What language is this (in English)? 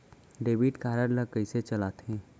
Chhattisgarhi